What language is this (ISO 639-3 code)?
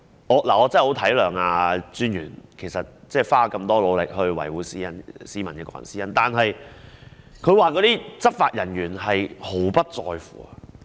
yue